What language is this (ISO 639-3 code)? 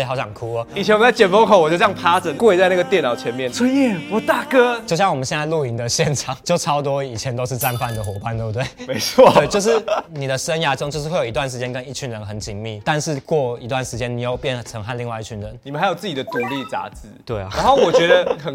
zho